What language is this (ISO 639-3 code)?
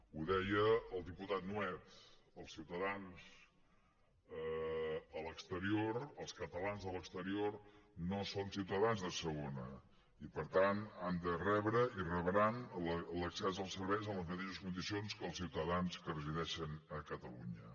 cat